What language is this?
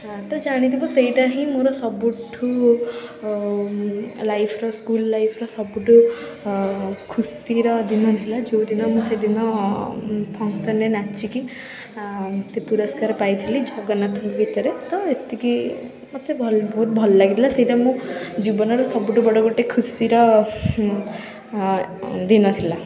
Odia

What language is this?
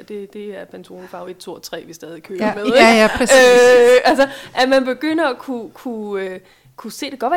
Danish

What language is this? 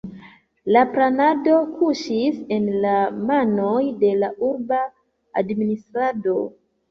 Esperanto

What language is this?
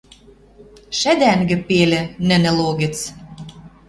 Western Mari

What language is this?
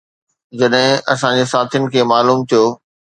Sindhi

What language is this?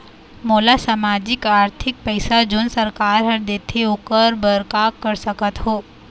Chhattisgarhi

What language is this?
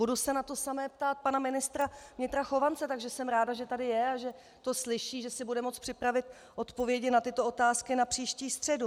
Czech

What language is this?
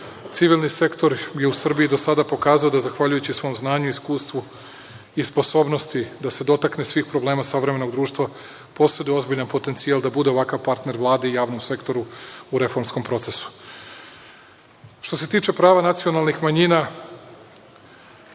Serbian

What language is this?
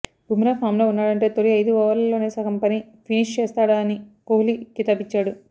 Telugu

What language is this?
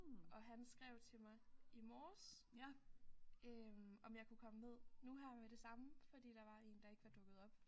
Danish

